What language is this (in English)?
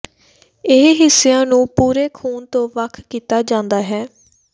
Punjabi